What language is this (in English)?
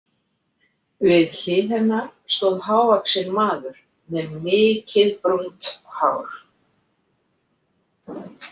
Icelandic